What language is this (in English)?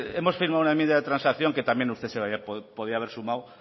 Spanish